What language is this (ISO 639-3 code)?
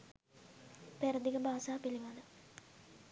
sin